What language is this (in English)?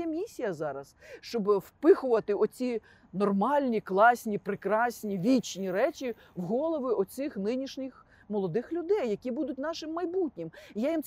Ukrainian